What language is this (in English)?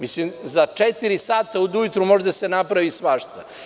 Serbian